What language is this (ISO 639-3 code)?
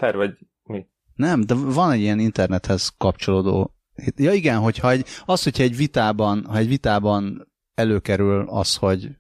hun